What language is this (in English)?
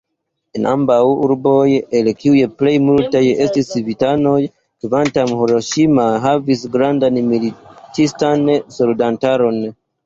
Esperanto